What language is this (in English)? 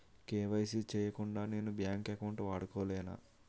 Telugu